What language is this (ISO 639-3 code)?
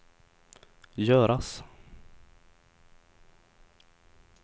swe